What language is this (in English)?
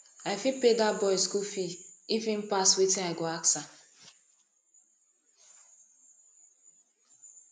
Nigerian Pidgin